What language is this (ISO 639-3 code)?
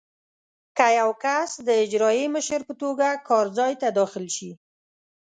pus